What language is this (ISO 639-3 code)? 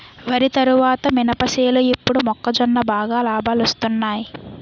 tel